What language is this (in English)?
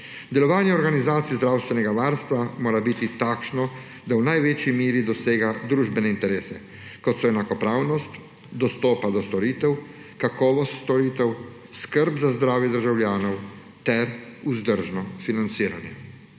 Slovenian